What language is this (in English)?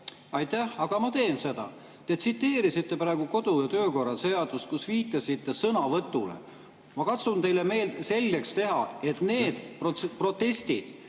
Estonian